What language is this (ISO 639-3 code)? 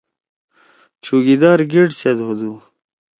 trw